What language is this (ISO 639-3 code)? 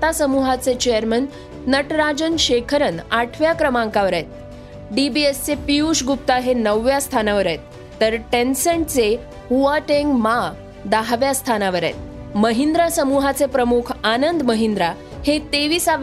mar